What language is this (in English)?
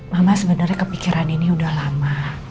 Indonesian